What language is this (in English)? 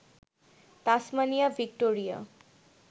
Bangla